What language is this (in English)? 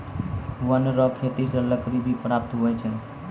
Maithili